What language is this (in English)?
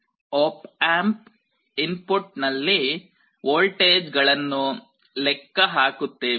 Kannada